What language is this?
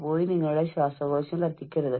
Malayalam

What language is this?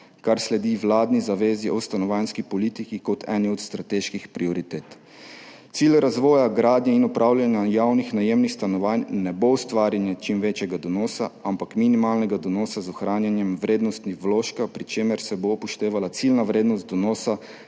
Slovenian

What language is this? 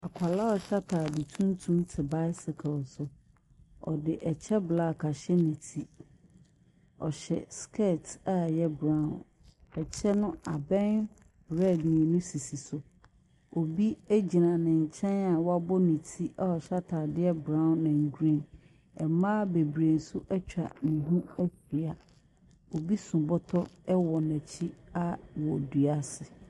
Akan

